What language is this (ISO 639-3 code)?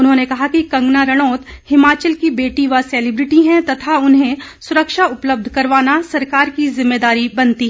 hin